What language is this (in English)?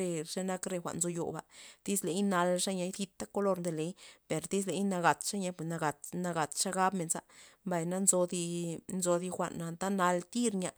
Loxicha Zapotec